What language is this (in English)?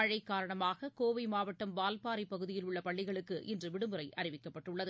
Tamil